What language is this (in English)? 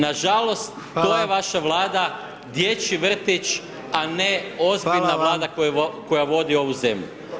Croatian